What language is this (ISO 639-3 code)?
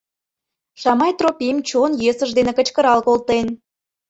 chm